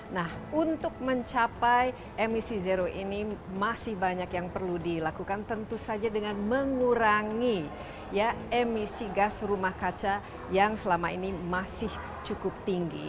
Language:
Indonesian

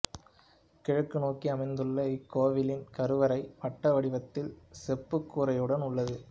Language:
Tamil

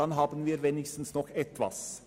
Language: Swiss German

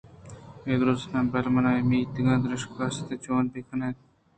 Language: Eastern Balochi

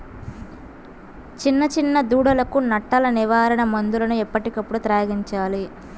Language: Telugu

